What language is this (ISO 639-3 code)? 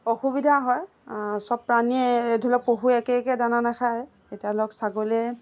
asm